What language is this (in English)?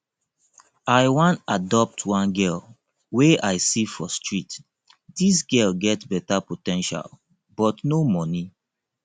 Nigerian Pidgin